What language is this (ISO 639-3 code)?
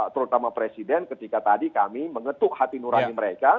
ind